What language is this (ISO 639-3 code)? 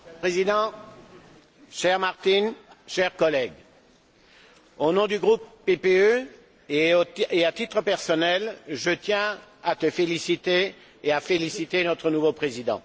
fra